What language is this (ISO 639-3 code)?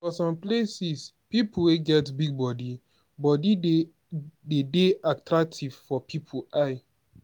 pcm